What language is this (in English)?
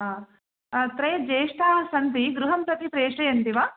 Sanskrit